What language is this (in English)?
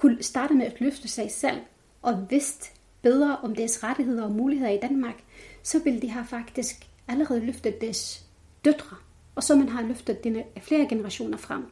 Danish